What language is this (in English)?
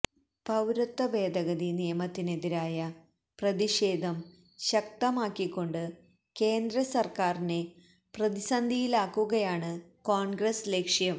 Malayalam